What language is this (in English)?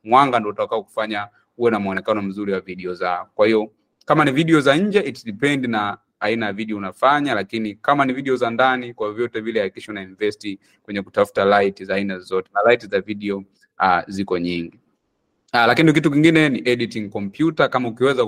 Swahili